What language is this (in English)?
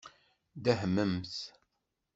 Kabyle